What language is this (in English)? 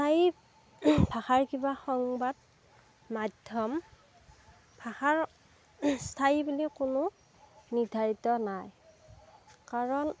Assamese